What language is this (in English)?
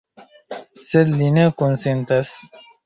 Esperanto